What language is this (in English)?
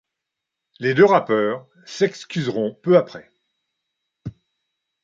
French